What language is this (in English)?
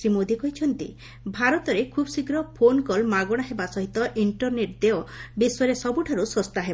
Odia